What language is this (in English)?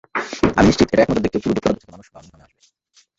Bangla